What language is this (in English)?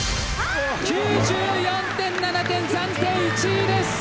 Japanese